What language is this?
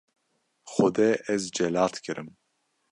Kurdish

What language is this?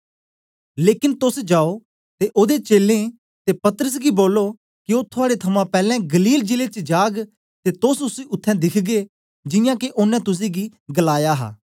Dogri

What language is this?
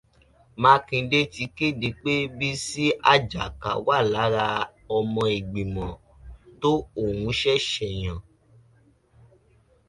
Yoruba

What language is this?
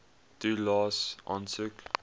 Afrikaans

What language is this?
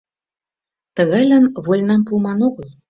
Mari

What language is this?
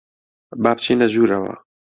Central Kurdish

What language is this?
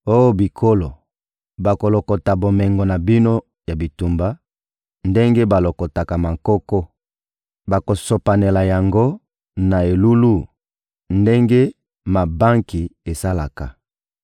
Lingala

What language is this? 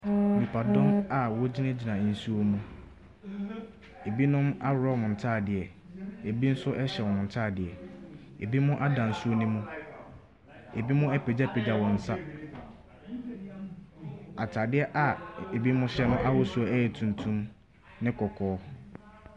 Akan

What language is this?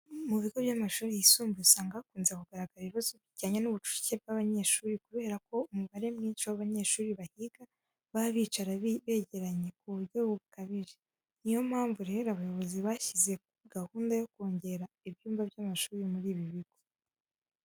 Kinyarwanda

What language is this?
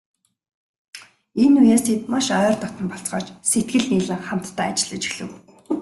Mongolian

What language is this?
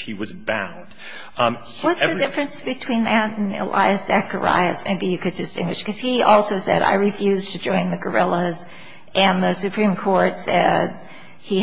English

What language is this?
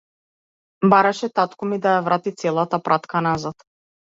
Macedonian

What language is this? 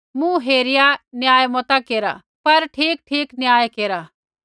Kullu Pahari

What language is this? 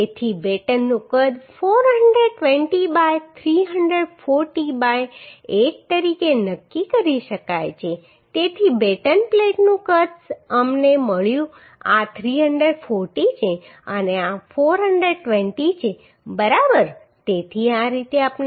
Gujarati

